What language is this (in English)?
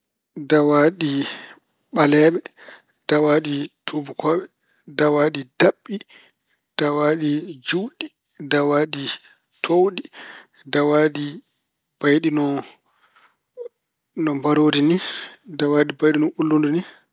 Fula